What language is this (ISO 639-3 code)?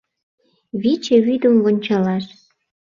chm